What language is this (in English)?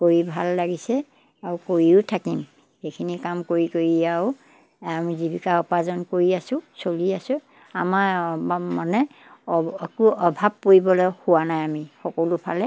Assamese